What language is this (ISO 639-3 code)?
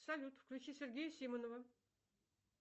rus